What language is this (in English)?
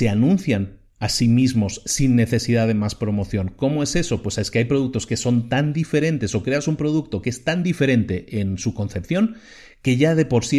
Spanish